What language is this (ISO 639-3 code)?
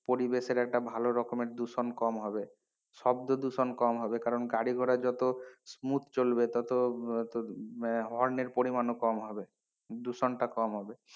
ben